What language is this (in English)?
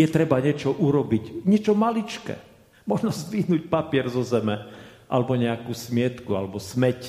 Slovak